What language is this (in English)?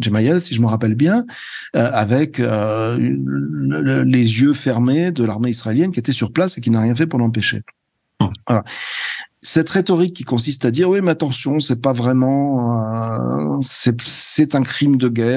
French